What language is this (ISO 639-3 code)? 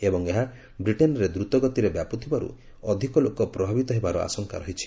ori